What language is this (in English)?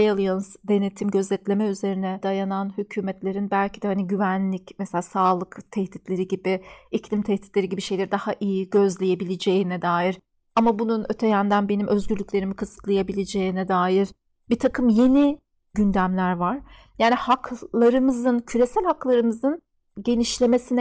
Turkish